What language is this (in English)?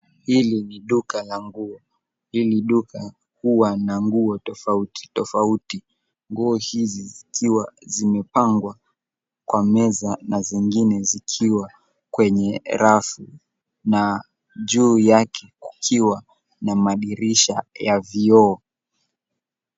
Swahili